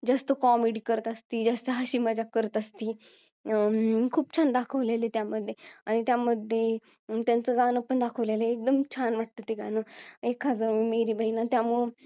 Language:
Marathi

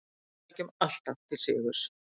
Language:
Icelandic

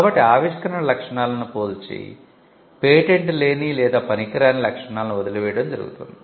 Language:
Telugu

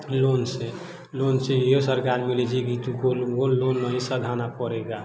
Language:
Maithili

